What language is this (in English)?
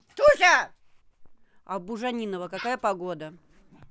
Russian